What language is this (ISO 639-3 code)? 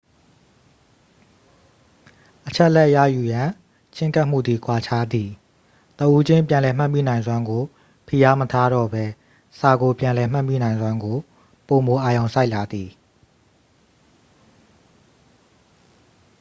mya